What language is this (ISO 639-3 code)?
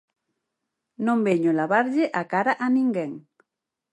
glg